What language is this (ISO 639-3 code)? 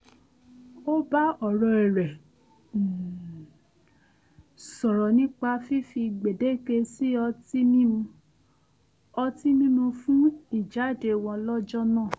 yor